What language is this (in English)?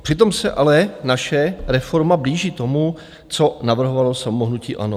Czech